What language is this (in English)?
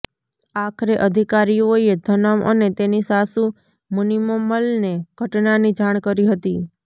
Gujarati